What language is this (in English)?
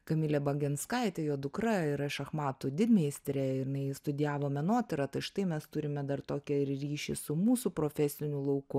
Lithuanian